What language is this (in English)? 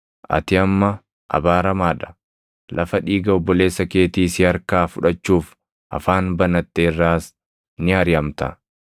Oromo